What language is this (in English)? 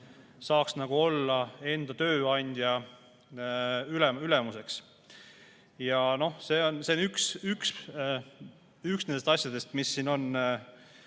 Estonian